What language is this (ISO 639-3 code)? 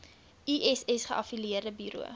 afr